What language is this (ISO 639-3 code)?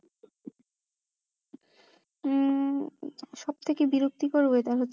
ben